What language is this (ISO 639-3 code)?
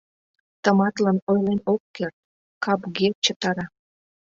chm